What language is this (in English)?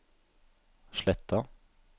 Norwegian